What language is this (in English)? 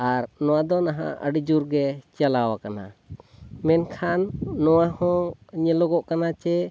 Santali